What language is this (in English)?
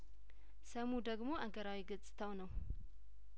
Amharic